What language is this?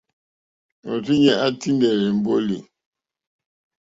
Mokpwe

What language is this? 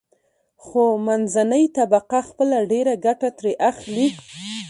Pashto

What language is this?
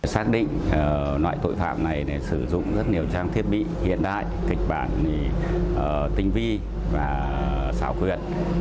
Vietnamese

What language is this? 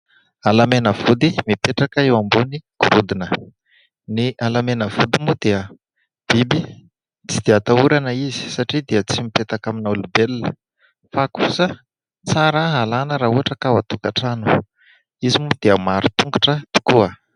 Malagasy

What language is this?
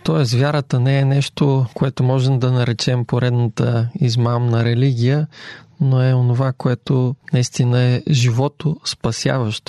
Bulgarian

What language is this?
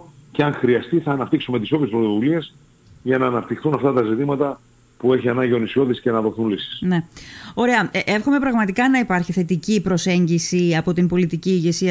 Greek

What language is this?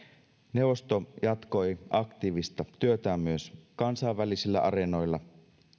Finnish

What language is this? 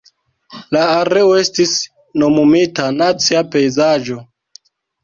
Esperanto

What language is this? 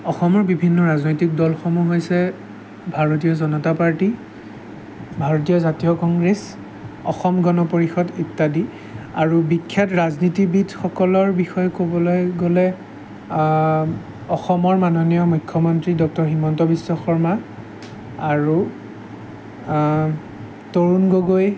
Assamese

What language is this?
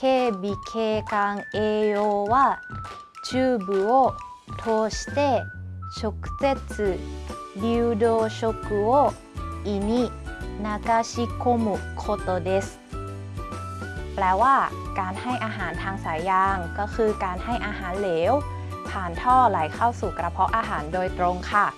Thai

